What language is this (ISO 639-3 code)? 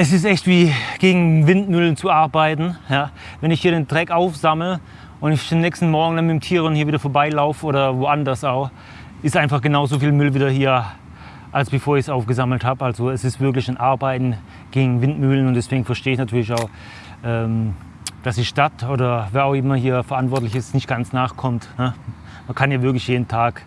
deu